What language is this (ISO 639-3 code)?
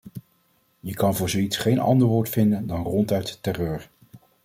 nld